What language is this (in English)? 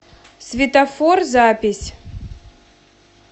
Russian